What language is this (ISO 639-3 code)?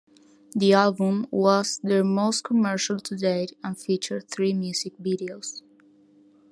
eng